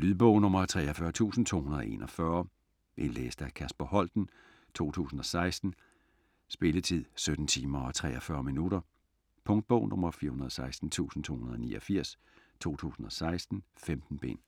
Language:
Danish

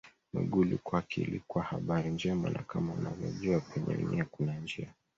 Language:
Swahili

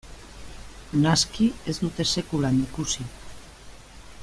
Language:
Basque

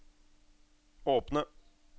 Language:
Norwegian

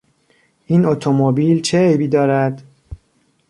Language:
Persian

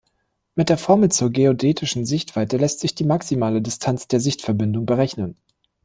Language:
German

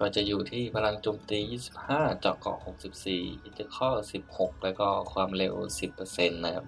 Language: Thai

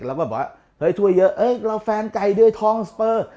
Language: Thai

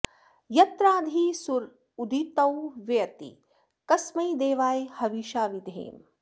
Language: Sanskrit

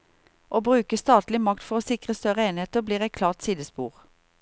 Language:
Norwegian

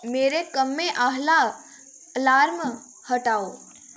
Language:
Dogri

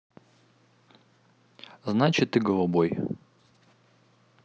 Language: Russian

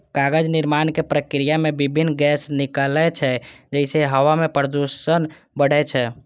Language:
Maithili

